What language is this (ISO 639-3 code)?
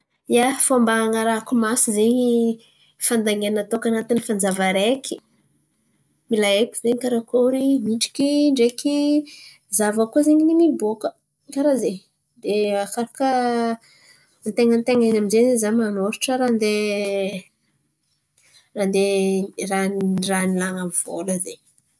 xmv